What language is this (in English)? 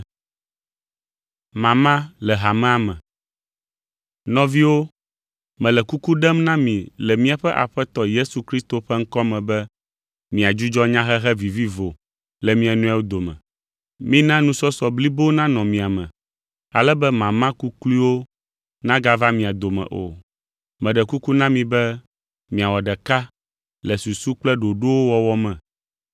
Ewe